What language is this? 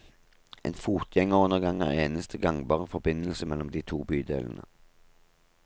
Norwegian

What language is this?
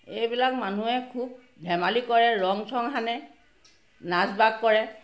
Assamese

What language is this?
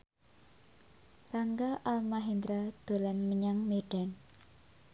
Javanese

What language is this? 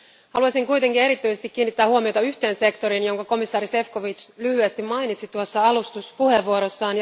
Finnish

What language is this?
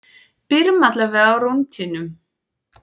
Icelandic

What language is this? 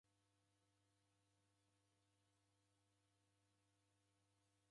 Taita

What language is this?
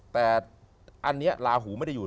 Thai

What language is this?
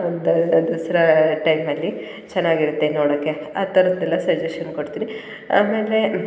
Kannada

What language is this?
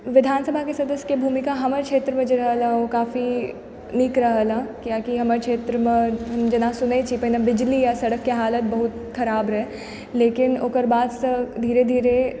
Maithili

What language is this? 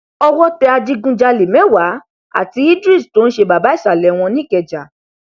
Yoruba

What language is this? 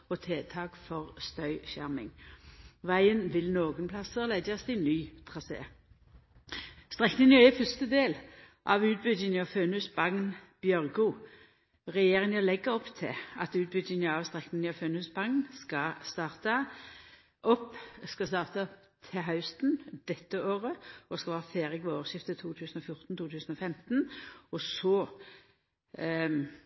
Norwegian Nynorsk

